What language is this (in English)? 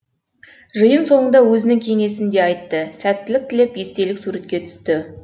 Kazakh